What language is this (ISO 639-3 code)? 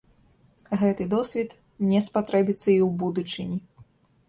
bel